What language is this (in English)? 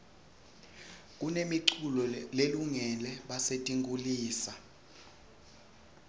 Swati